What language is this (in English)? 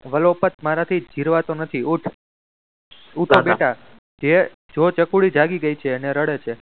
Gujarati